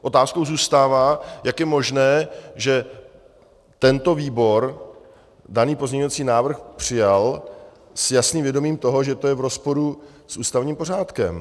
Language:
Czech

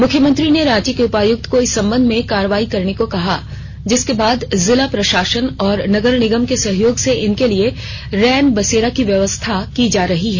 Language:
Hindi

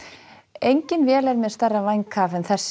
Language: Icelandic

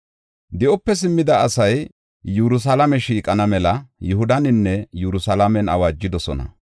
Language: Gofa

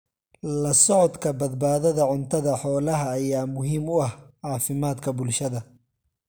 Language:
Somali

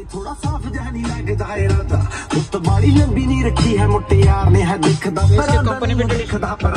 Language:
Hindi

